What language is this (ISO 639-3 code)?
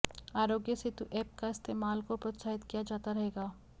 hin